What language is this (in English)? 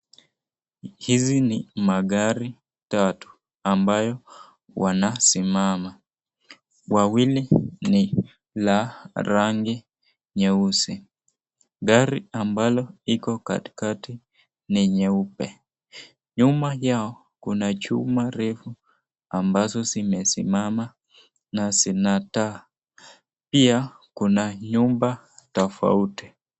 Swahili